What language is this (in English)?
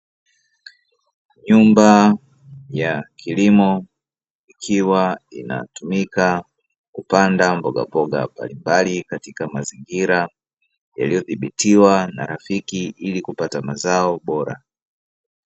Swahili